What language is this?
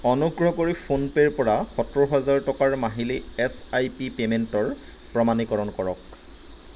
Assamese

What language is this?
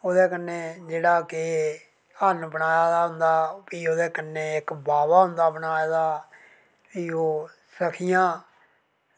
Dogri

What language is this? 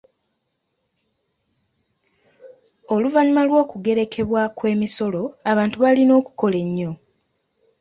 Ganda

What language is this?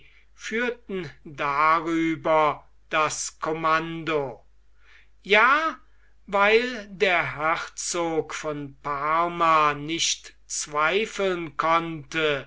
German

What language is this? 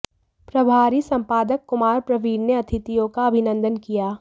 Hindi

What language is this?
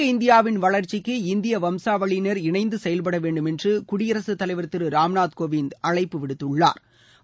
Tamil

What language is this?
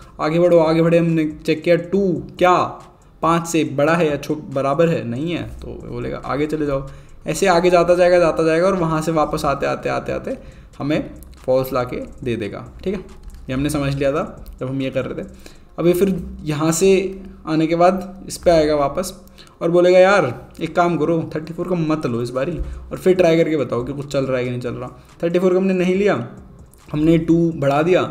Hindi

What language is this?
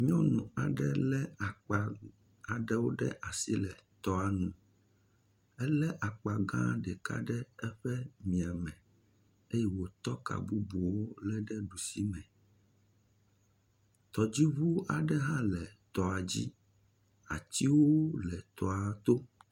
Ewe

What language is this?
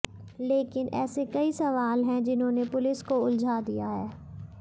Hindi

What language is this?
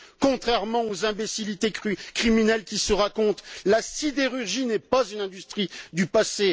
French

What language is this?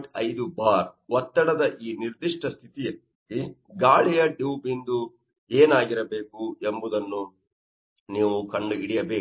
Kannada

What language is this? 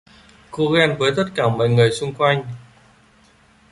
Vietnamese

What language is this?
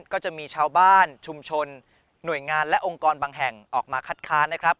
Thai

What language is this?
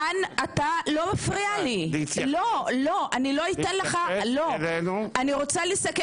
Hebrew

